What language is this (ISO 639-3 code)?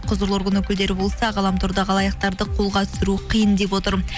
kaz